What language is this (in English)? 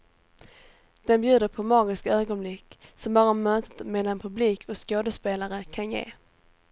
Swedish